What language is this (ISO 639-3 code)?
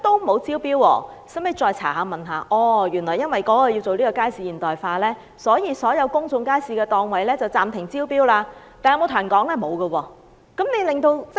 yue